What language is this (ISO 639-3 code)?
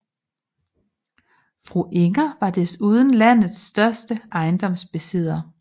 dan